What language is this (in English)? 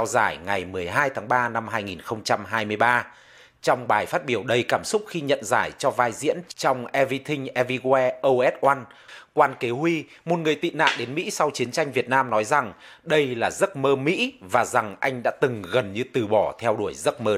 Vietnamese